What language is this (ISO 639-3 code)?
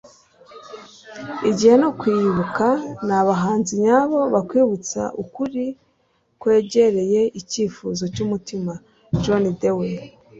kin